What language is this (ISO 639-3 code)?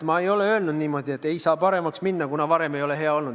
est